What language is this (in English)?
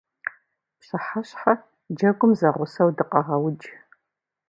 Kabardian